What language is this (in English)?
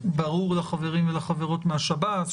Hebrew